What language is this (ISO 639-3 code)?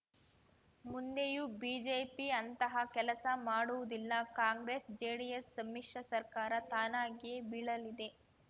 kan